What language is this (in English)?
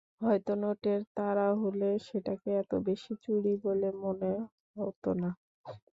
Bangla